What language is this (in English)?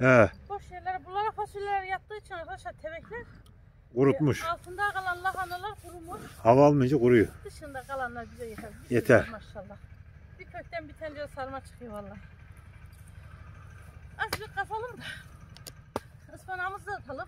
Turkish